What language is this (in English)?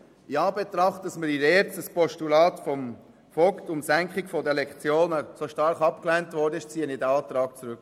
Swiss German